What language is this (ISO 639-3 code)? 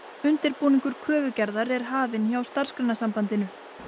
isl